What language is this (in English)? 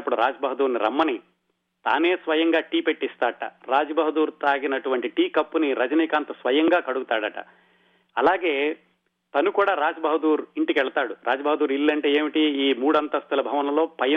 Telugu